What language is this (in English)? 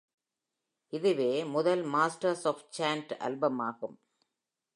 Tamil